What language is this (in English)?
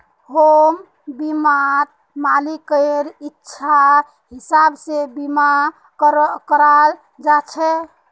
Magahi